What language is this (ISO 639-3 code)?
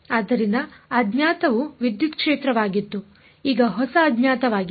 kan